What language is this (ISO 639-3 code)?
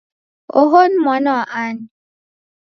dav